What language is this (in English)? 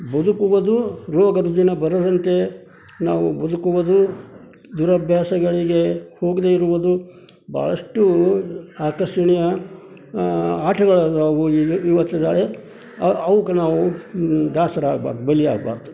Kannada